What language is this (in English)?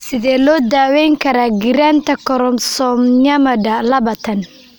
Somali